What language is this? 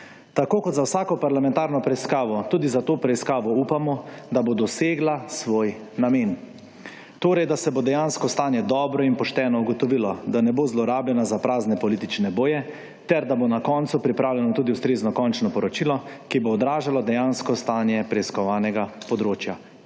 Slovenian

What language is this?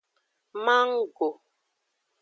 Aja (Benin)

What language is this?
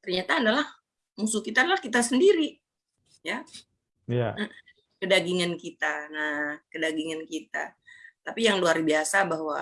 Indonesian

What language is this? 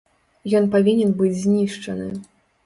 Belarusian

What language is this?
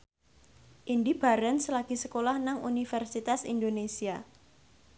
Javanese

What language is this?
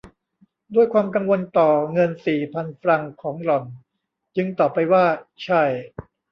Thai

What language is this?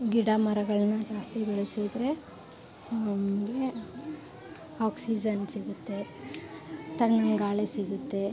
Kannada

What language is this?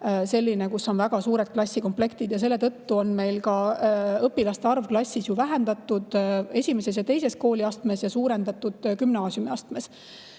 Estonian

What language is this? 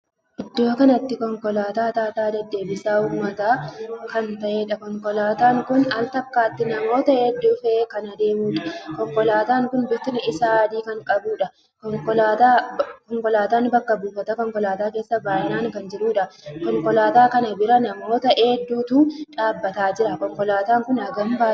Oromo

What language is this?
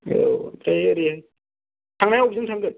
Bodo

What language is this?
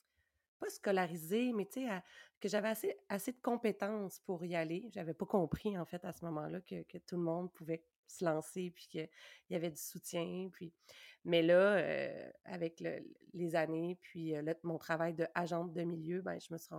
French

